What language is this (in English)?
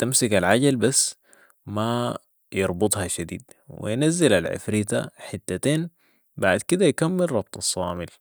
Sudanese Arabic